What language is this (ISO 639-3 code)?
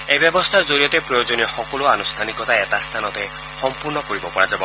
asm